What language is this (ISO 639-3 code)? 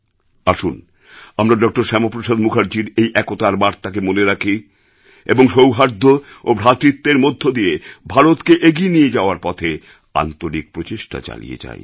ben